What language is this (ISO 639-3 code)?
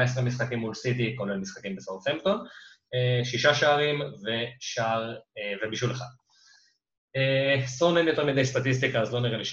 heb